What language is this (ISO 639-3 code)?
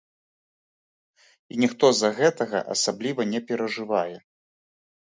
bel